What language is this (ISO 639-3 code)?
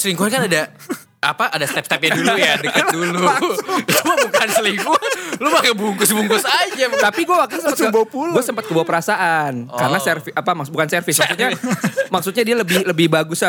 ind